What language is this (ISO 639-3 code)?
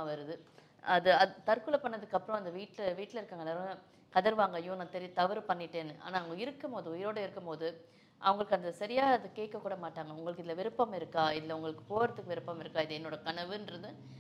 tam